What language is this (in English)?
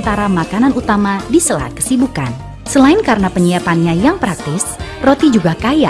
Indonesian